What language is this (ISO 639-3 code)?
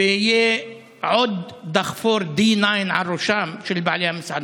heb